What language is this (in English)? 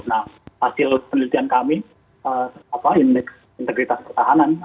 Indonesian